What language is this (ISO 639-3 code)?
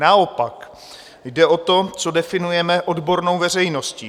ces